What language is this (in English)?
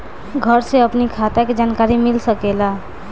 Bhojpuri